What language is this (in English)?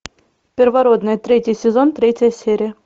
Russian